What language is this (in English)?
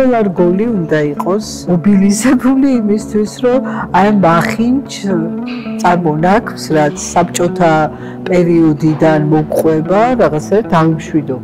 Romanian